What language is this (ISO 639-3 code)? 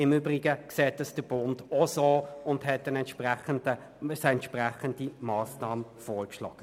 gsw